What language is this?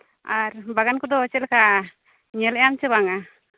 Santali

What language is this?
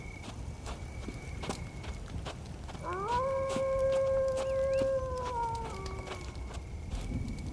Arabic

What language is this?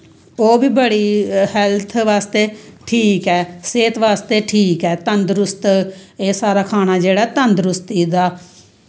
Dogri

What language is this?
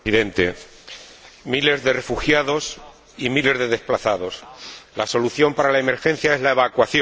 Spanish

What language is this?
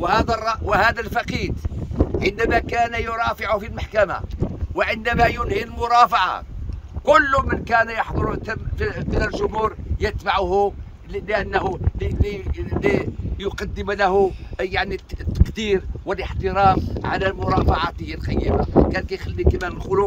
Arabic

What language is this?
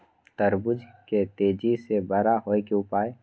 Maithili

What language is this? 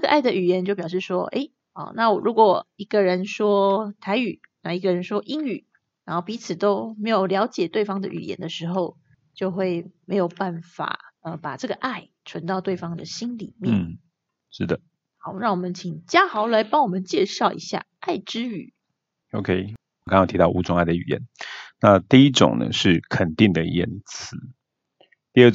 Chinese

